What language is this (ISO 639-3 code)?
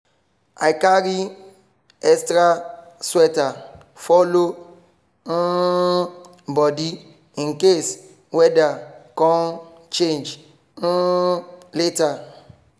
pcm